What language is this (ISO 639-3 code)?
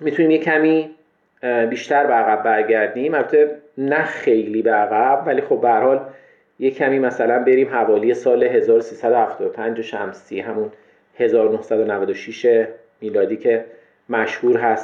fas